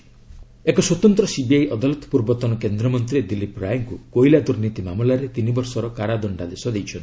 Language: Odia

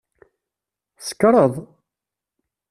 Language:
Kabyle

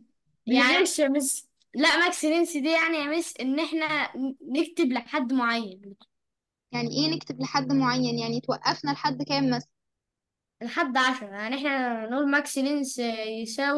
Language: Arabic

